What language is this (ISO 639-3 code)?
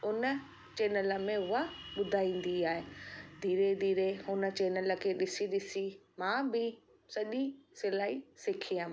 snd